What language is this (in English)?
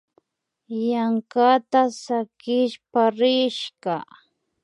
Imbabura Highland Quichua